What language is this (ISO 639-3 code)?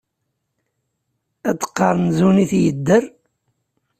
kab